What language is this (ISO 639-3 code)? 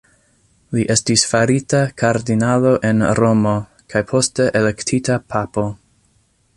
epo